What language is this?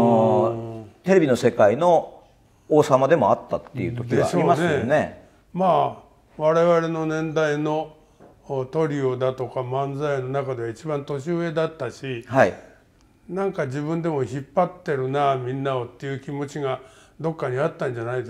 Japanese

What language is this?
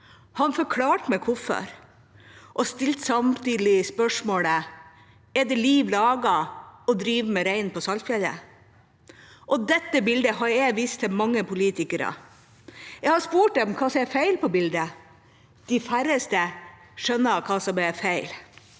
Norwegian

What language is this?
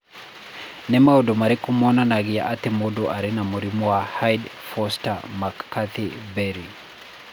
Kikuyu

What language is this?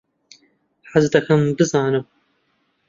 Central Kurdish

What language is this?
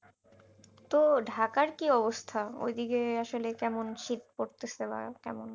Bangla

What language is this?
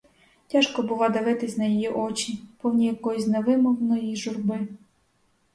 Ukrainian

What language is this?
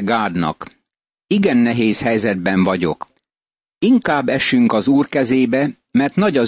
Hungarian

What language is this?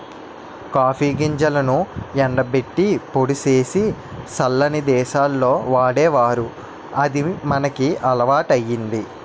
Telugu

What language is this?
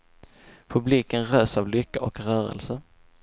Swedish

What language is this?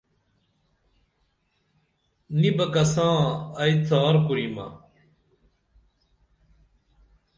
Dameli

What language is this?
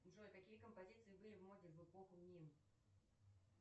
Russian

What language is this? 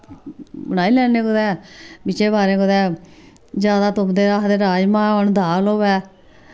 Dogri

